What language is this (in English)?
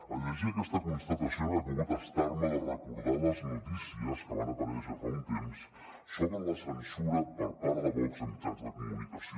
Catalan